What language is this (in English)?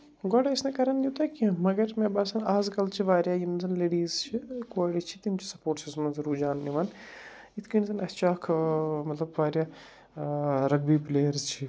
Kashmiri